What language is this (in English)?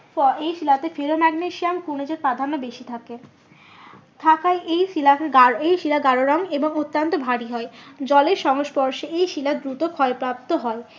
Bangla